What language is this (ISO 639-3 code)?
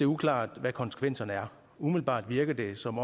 dan